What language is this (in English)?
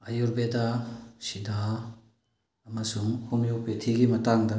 Manipuri